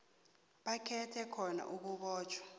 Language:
South Ndebele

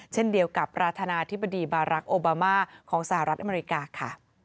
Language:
Thai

